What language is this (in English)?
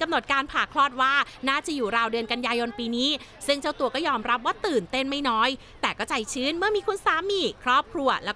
Thai